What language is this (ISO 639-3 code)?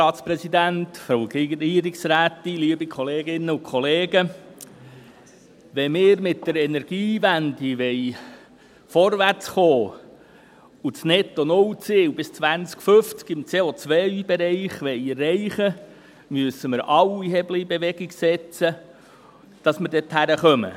gsw